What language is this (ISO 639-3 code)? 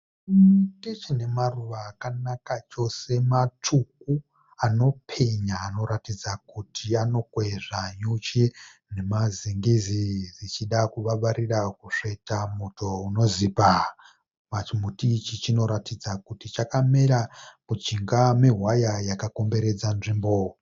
sna